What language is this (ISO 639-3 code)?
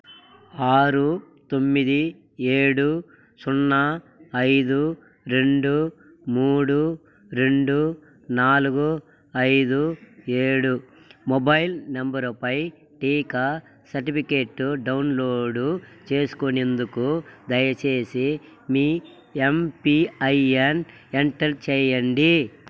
tel